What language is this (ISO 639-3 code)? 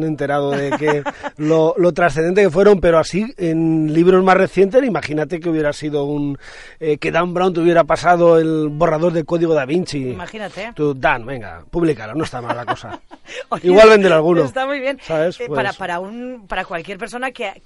spa